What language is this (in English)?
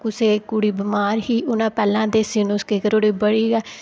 Dogri